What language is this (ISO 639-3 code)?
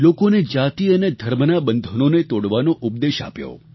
guj